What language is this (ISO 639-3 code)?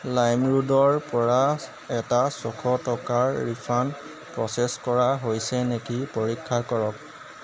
asm